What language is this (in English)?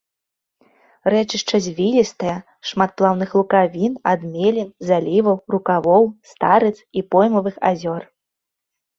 Belarusian